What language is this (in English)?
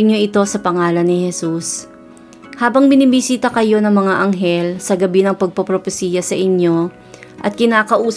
Filipino